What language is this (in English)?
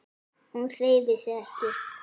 Icelandic